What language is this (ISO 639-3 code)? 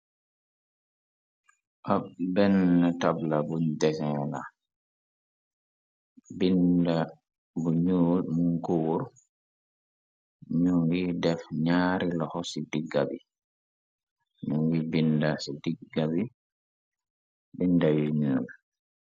wol